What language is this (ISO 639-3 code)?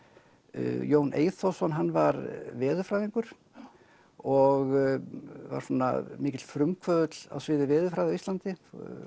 isl